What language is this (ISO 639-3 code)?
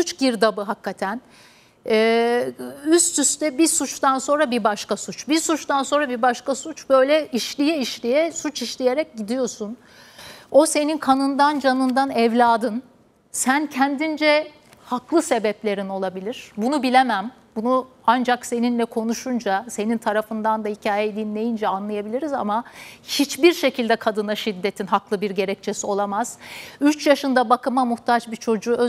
tur